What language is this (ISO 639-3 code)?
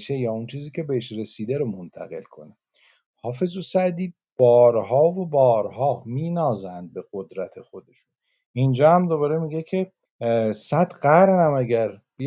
fas